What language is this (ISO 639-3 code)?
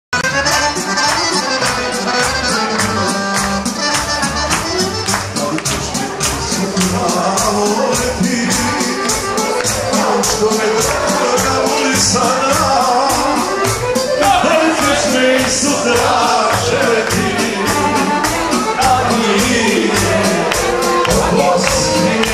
ara